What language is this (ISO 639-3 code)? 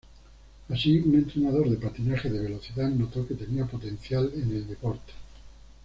spa